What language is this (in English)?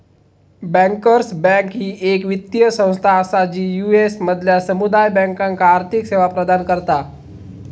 Marathi